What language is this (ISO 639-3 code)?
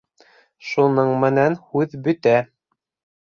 bak